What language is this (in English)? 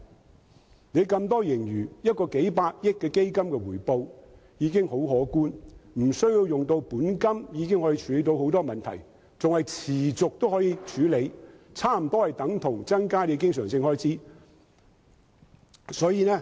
Cantonese